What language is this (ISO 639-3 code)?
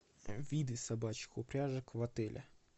rus